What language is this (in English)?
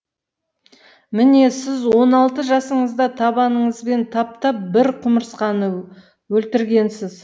Kazakh